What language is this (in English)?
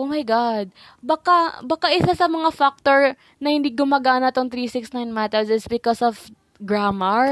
Filipino